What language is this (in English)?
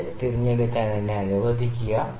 Malayalam